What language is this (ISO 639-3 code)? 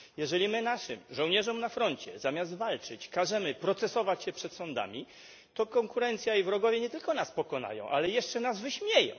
pol